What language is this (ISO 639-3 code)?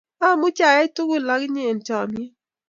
kln